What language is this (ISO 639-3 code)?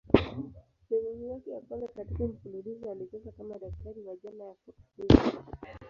swa